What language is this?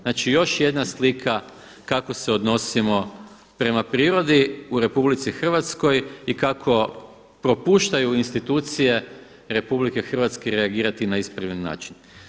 Croatian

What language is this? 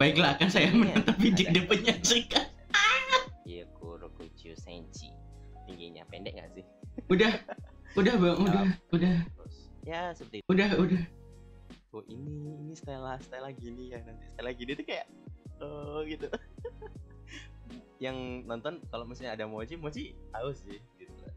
Indonesian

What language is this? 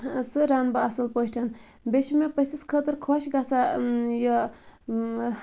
Kashmiri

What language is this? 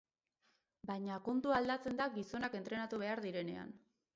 Basque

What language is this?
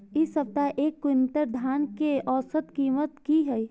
Maithili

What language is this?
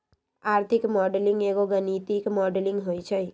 Magahi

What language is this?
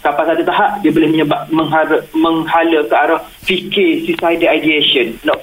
Malay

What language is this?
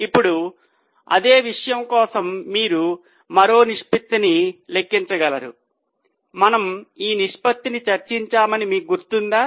Telugu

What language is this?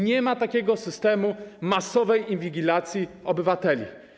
Polish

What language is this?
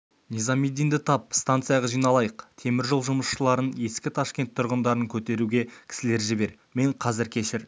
Kazakh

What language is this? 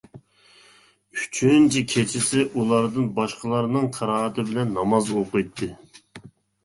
Uyghur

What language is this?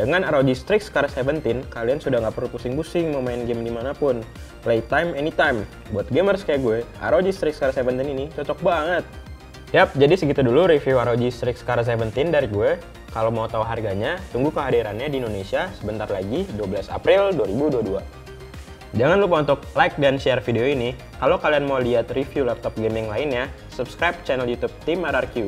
Indonesian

